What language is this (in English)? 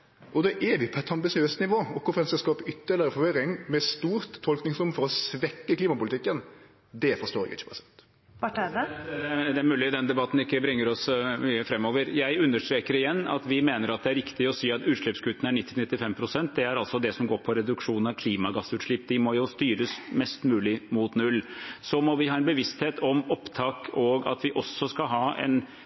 Norwegian